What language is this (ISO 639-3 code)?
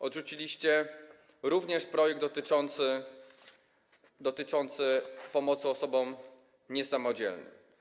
pol